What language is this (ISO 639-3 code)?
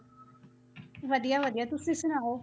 pan